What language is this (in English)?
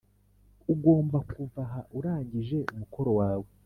Kinyarwanda